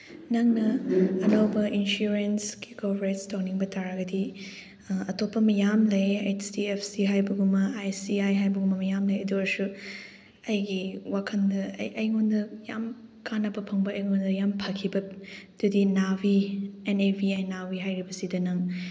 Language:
Manipuri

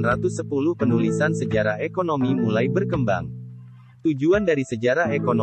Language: Indonesian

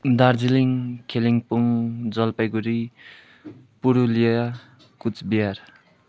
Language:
Nepali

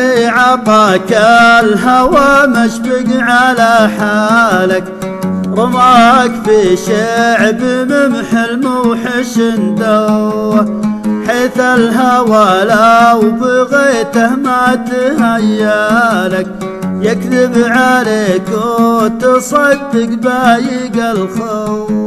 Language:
Arabic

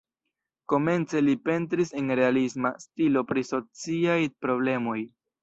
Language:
Esperanto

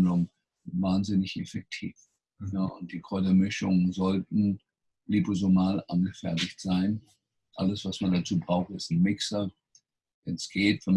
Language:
German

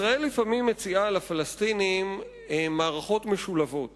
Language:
Hebrew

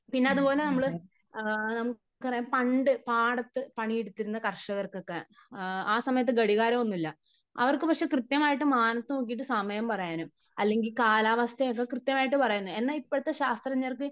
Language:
Malayalam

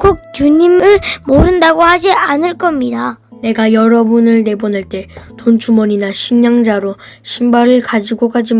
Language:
Korean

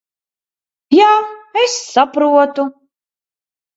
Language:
Latvian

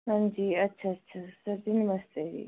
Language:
Punjabi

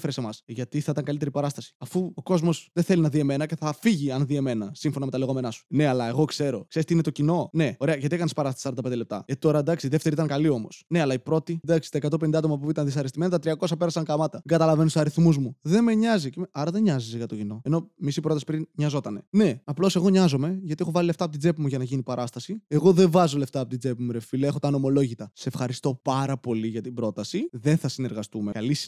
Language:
Greek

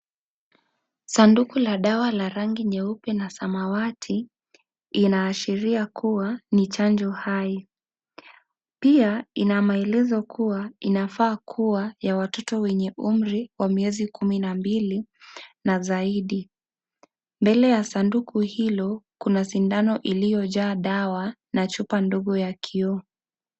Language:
Swahili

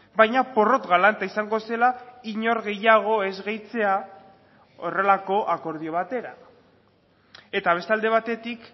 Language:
Basque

